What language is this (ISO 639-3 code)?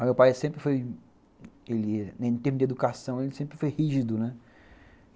por